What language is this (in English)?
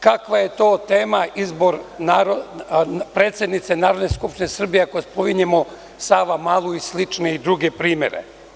Serbian